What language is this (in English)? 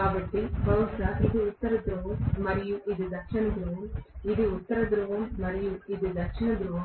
Telugu